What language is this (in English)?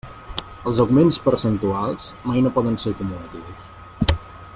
Catalan